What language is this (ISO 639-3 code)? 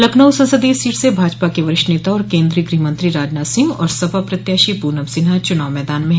hin